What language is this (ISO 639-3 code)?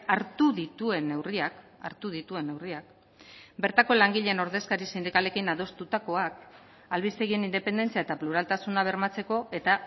eus